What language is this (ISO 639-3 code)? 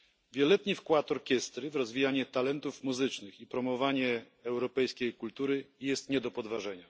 pol